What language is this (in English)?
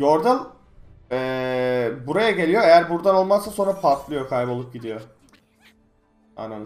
Turkish